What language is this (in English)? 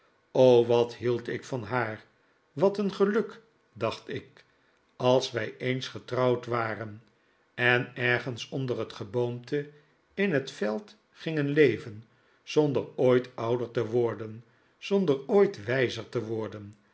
Dutch